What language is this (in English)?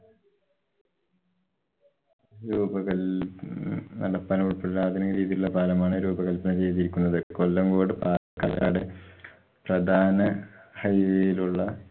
Malayalam